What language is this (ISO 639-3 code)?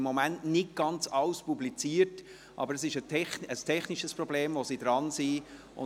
gsw